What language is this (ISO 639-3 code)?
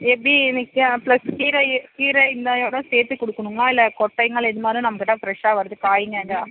tam